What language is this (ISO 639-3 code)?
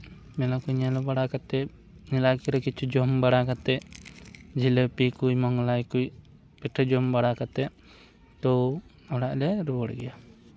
sat